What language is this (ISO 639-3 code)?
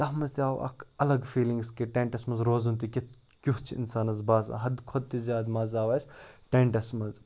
kas